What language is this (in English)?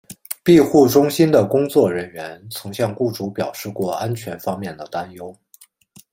Chinese